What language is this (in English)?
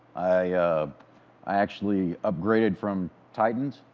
English